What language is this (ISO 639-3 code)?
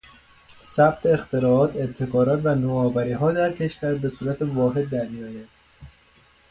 fas